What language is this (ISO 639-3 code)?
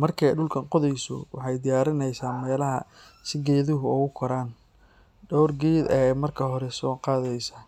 som